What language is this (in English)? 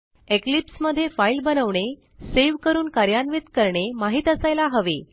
Marathi